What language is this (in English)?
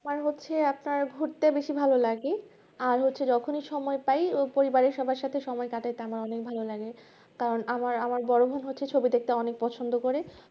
Bangla